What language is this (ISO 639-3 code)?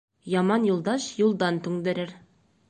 bak